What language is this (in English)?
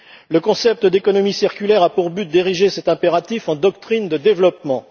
French